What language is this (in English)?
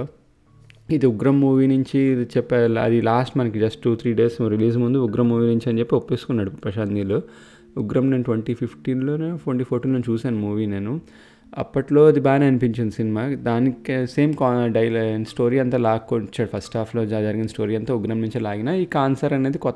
Telugu